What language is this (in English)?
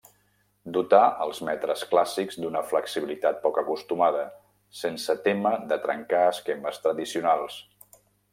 Catalan